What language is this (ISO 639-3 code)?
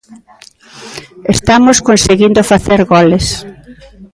glg